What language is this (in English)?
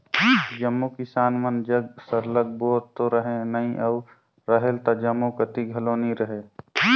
Chhattisgarhi